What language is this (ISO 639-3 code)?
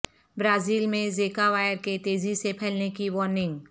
urd